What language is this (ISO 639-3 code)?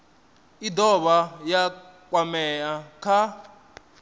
ven